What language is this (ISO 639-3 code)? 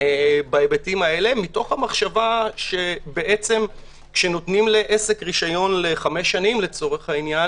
heb